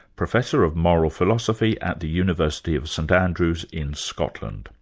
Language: English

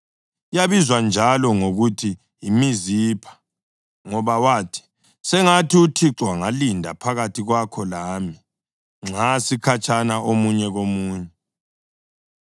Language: North Ndebele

